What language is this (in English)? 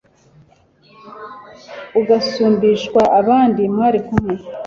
Kinyarwanda